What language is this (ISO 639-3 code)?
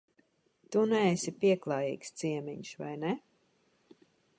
lav